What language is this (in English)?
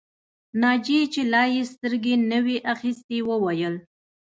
Pashto